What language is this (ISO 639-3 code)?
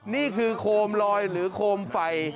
tha